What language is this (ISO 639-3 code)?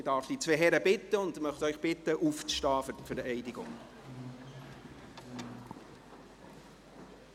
gsw